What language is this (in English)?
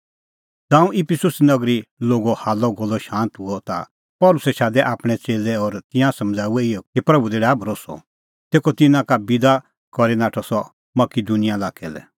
Kullu Pahari